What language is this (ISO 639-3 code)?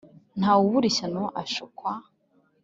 kin